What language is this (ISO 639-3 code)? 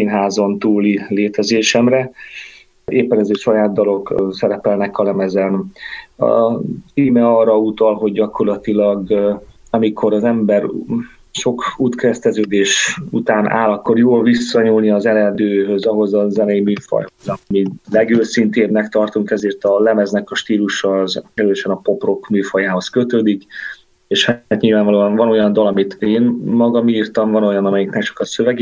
hun